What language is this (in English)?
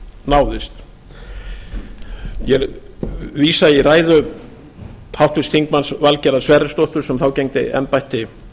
Icelandic